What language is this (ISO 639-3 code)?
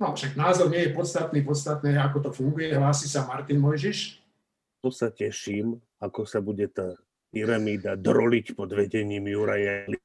slk